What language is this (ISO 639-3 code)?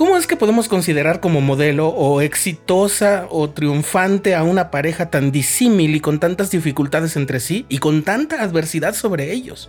spa